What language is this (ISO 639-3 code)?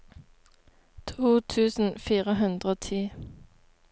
nor